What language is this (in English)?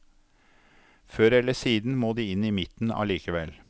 Norwegian